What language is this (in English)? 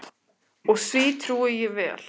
Icelandic